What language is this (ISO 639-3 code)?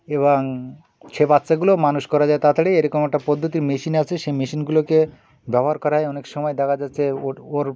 ben